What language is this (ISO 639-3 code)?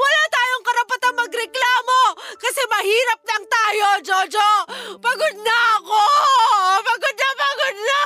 fil